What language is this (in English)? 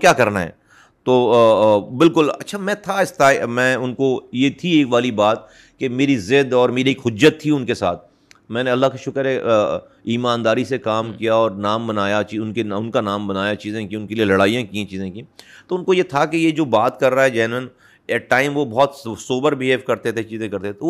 Urdu